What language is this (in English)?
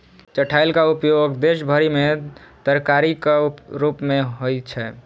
Maithili